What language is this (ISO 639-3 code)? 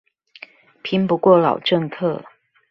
zho